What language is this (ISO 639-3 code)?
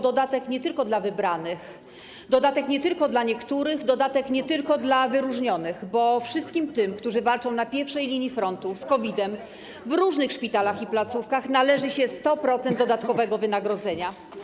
pol